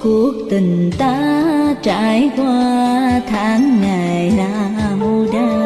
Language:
Vietnamese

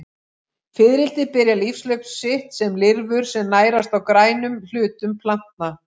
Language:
Icelandic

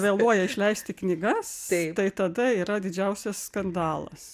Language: Lithuanian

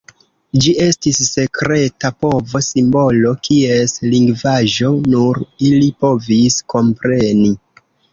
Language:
Esperanto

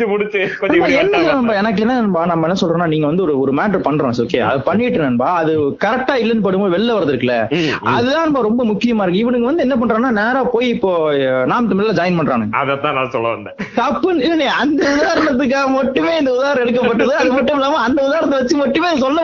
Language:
Tamil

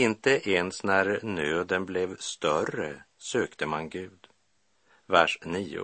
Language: Swedish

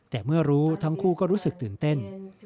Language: Thai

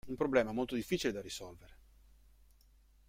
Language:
Italian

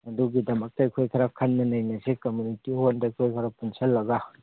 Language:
Manipuri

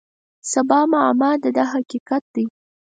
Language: Pashto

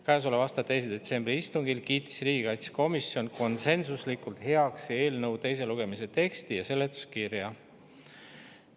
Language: Estonian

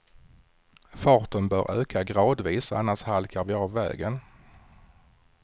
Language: Swedish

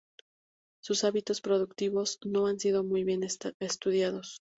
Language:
Spanish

